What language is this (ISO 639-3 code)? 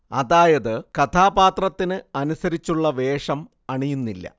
mal